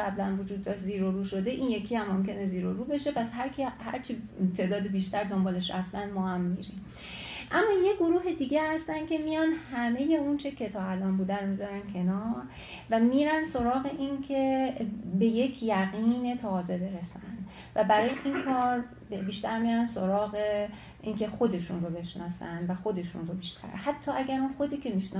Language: Persian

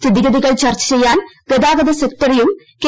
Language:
Malayalam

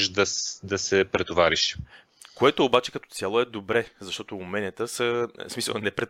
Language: Bulgarian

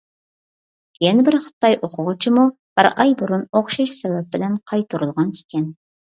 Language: Uyghur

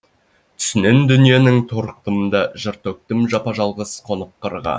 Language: Kazakh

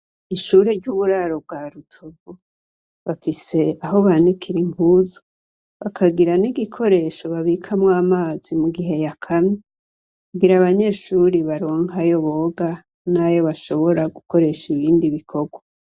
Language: Rundi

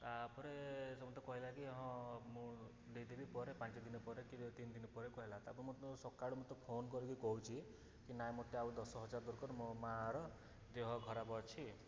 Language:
Odia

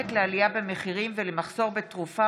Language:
Hebrew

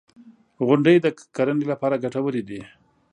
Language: Pashto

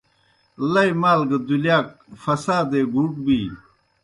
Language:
Kohistani Shina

